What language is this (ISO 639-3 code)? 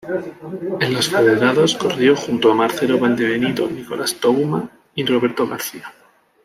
spa